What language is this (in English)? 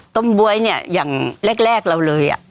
Thai